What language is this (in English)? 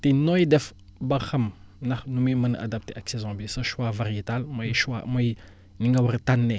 Wolof